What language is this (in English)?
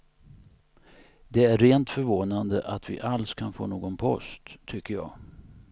Swedish